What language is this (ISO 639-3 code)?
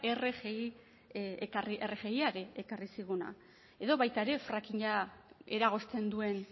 eus